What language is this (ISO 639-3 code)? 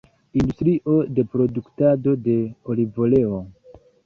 epo